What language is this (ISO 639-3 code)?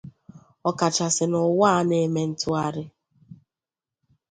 ibo